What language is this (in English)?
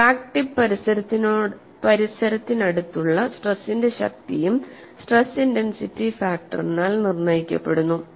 Malayalam